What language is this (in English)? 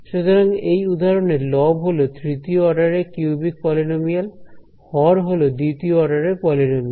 Bangla